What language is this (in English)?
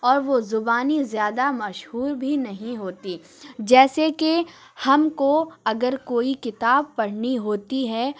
Urdu